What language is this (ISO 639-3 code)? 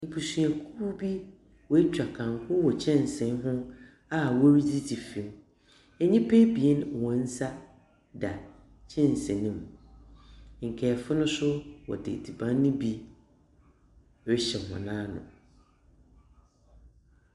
aka